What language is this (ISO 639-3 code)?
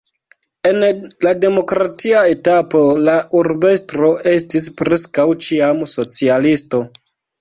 epo